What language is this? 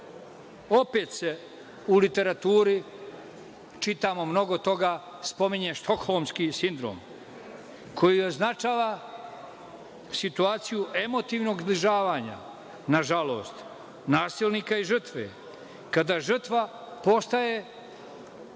Serbian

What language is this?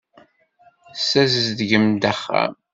Kabyle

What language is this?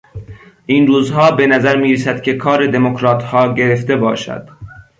Persian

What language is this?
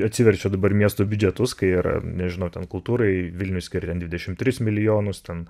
Lithuanian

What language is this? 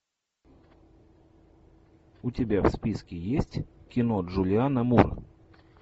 Russian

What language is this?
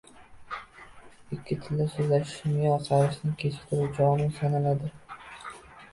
Uzbek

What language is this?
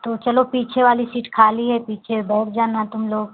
Hindi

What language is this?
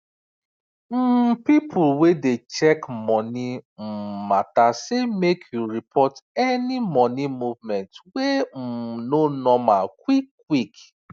Nigerian Pidgin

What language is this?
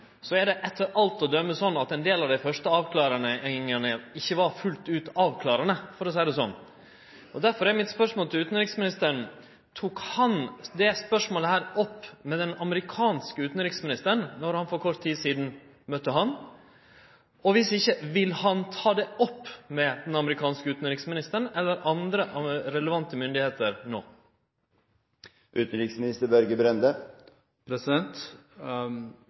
Norwegian Nynorsk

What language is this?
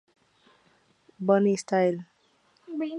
Spanish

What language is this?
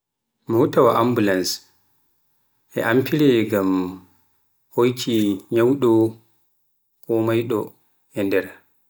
Pular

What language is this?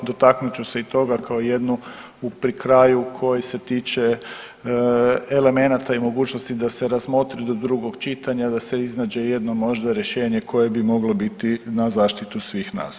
Croatian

